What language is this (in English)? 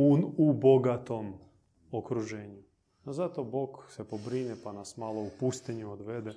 Croatian